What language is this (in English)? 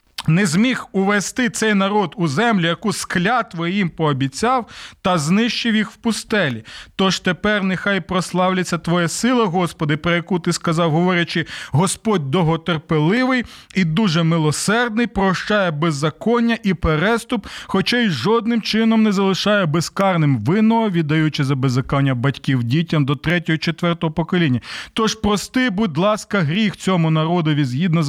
Ukrainian